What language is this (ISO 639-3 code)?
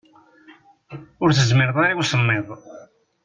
kab